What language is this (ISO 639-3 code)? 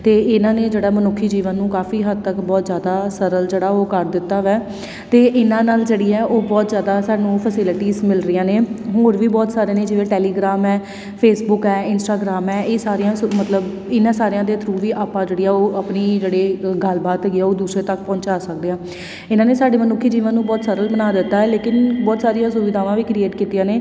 pan